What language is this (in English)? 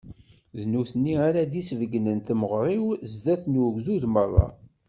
Kabyle